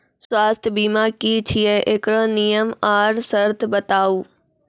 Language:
Maithili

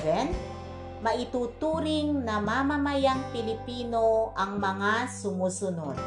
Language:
Filipino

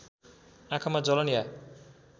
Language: Nepali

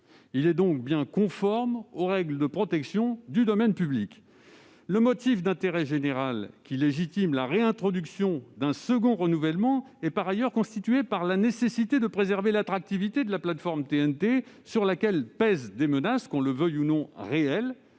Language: French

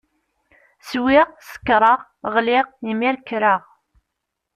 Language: Kabyle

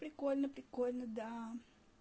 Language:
Russian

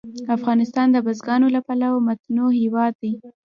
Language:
Pashto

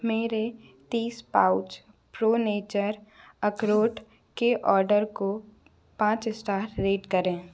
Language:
Hindi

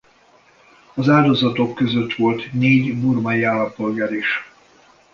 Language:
Hungarian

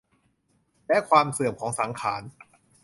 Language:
Thai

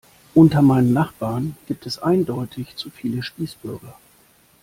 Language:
German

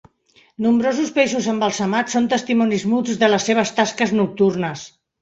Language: Catalan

